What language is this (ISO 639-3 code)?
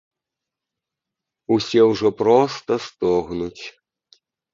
bel